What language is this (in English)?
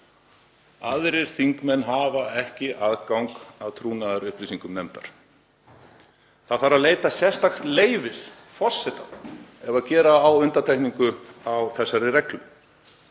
Icelandic